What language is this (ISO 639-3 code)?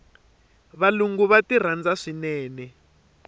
tso